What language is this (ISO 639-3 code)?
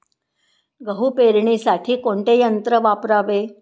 mar